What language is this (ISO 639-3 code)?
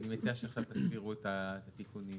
heb